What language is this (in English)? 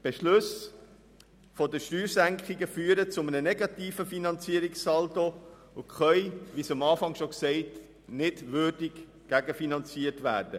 Swiss German